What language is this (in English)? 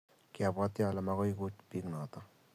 Kalenjin